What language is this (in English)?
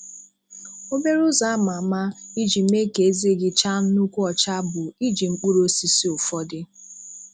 Igbo